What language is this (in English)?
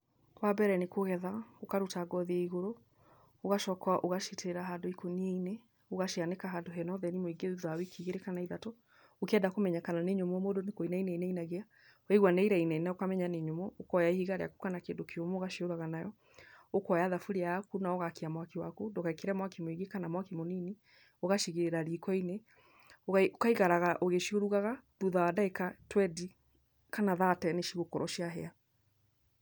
Kikuyu